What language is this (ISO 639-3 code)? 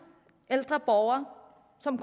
dan